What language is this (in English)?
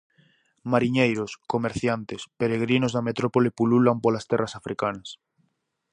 Galician